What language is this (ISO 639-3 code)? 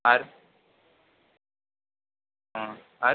ben